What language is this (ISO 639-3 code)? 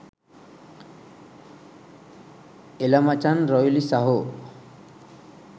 sin